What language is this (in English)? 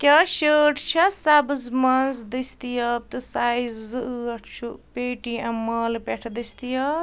Kashmiri